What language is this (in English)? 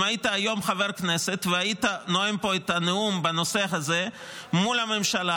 Hebrew